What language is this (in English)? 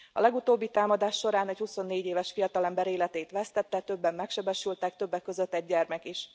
Hungarian